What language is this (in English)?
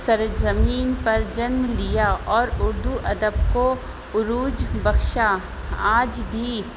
Urdu